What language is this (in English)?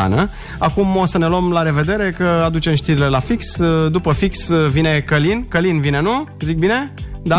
Romanian